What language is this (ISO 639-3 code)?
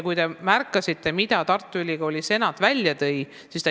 est